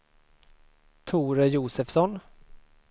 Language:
Swedish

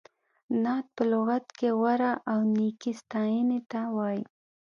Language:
Pashto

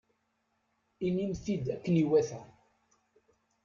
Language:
Kabyle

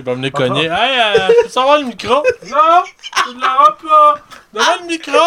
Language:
French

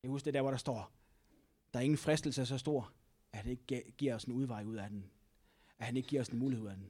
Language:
Danish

